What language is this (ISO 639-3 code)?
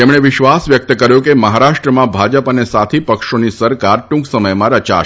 guj